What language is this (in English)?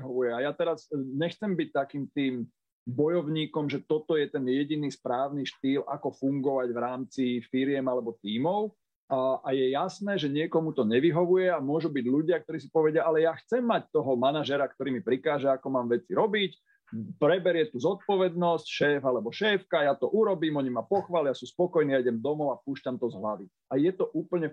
Slovak